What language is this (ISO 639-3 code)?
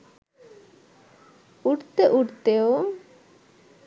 ben